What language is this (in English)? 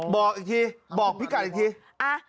Thai